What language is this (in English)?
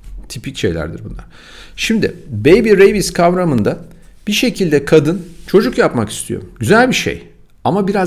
Turkish